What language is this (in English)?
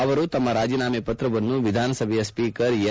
Kannada